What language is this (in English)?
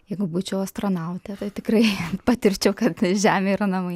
Lithuanian